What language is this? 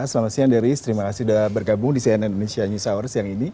Indonesian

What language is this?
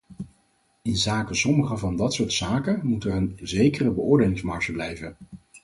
Dutch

